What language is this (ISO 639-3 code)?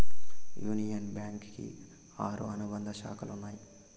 tel